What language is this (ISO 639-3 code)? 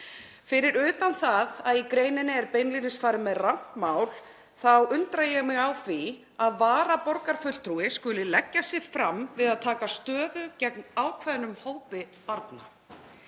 isl